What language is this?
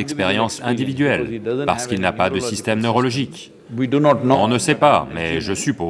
French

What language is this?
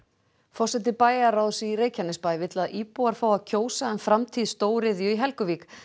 Icelandic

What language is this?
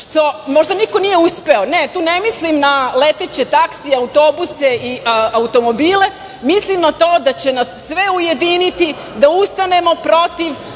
Serbian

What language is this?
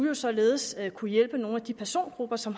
Danish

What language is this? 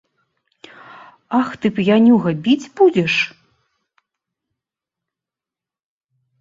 Belarusian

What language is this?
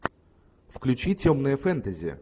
Russian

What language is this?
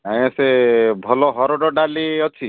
Odia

